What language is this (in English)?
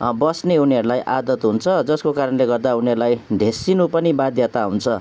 Nepali